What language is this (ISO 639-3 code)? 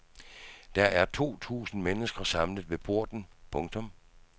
dan